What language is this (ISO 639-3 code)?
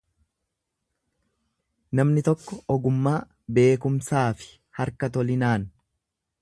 orm